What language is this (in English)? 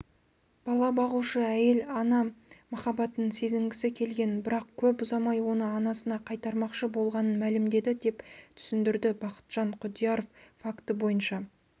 Kazakh